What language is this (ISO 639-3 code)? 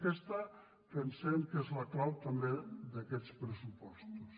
cat